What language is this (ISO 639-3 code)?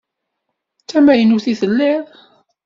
kab